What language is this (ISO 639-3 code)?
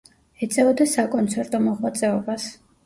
kat